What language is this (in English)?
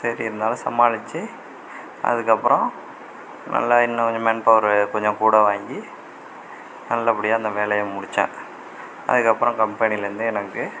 Tamil